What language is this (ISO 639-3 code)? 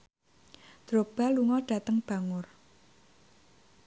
jav